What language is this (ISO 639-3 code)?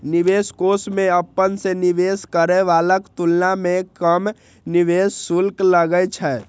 mai